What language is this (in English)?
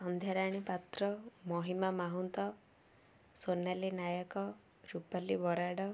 Odia